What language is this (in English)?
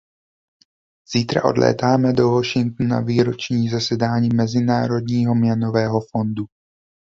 Czech